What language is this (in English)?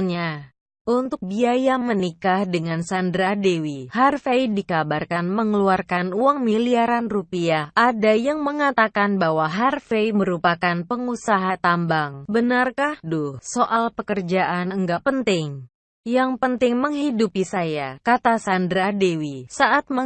Indonesian